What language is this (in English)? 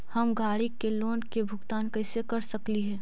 Magahi